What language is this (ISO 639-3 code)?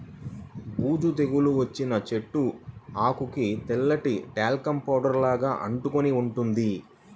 tel